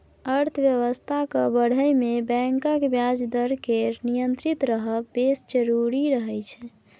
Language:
Maithili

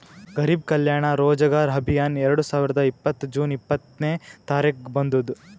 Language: Kannada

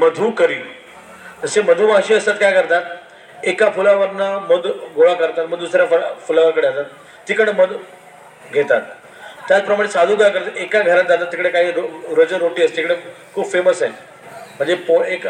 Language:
Marathi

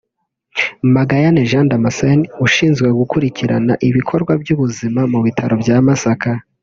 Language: Kinyarwanda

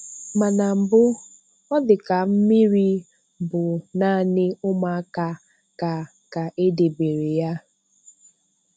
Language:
Igbo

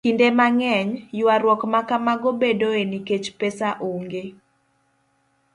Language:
Luo (Kenya and Tanzania)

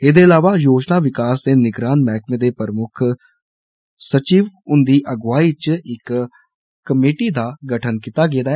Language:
Dogri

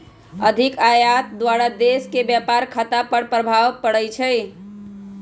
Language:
Magahi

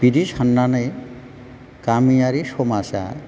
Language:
Bodo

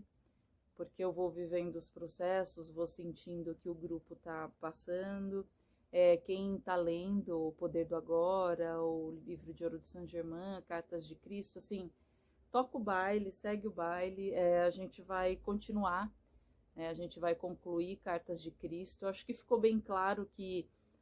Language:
Portuguese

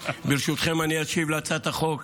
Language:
Hebrew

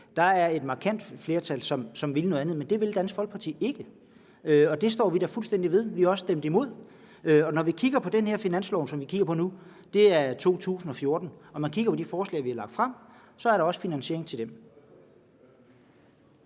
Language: Danish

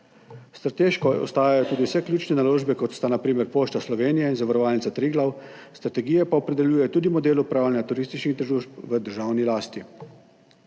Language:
Slovenian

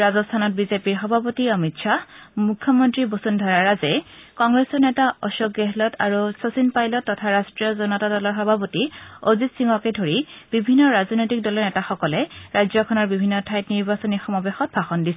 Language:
Assamese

